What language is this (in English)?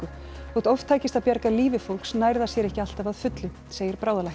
Icelandic